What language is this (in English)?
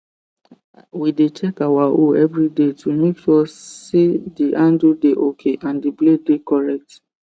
Nigerian Pidgin